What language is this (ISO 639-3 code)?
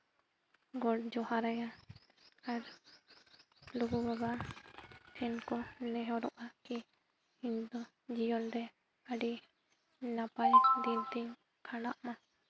sat